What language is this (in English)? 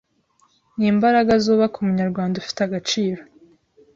Kinyarwanda